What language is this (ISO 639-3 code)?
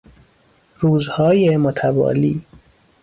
fas